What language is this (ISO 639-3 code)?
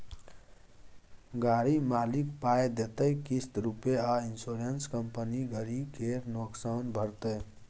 mai